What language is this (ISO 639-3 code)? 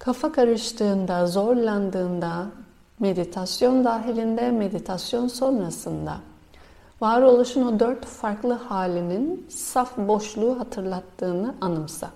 tur